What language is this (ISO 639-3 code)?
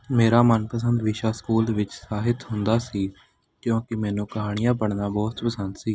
pan